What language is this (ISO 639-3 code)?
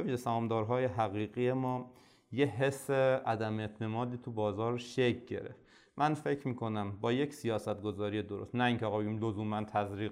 fas